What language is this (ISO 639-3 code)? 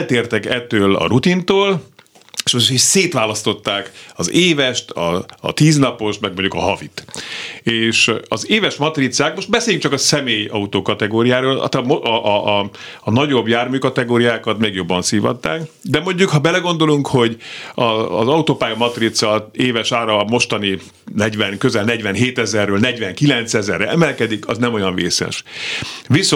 hun